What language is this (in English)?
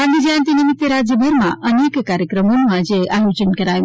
Gujarati